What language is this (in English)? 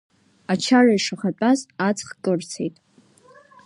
Abkhazian